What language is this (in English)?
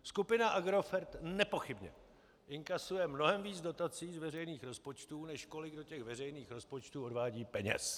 Czech